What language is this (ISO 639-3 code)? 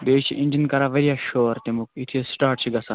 kas